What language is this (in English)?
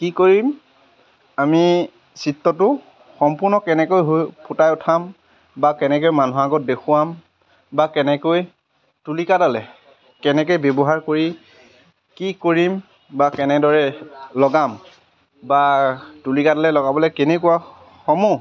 Assamese